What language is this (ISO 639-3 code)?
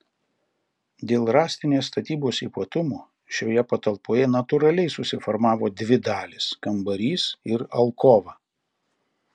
lit